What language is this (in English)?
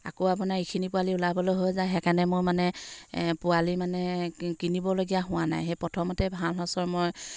Assamese